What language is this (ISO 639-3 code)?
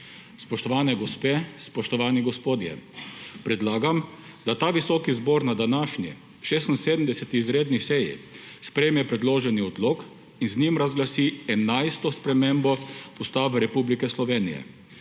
slv